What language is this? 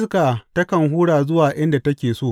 Hausa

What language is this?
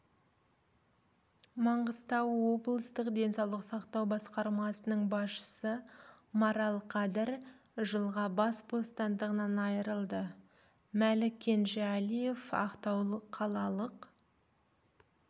Kazakh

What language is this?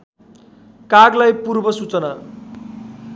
Nepali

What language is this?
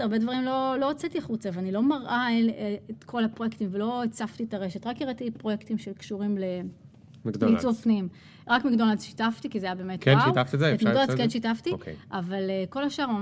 Hebrew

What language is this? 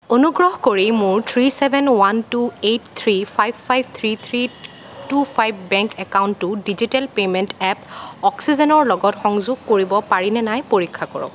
Assamese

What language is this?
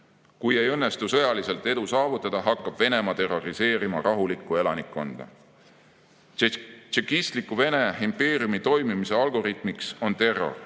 Estonian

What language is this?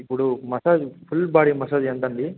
Telugu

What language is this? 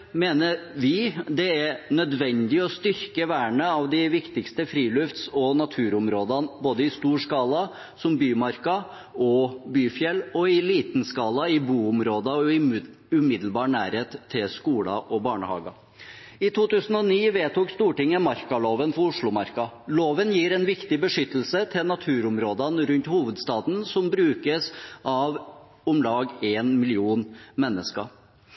Norwegian Bokmål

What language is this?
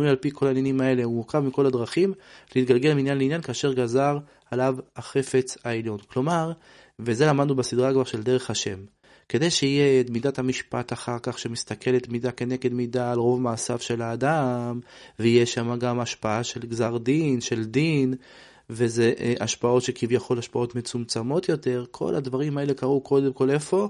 Hebrew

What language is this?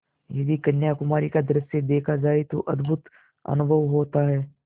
Hindi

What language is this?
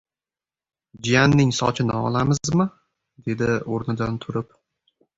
Uzbek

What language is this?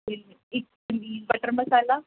Punjabi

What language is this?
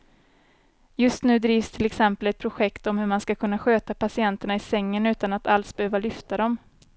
Swedish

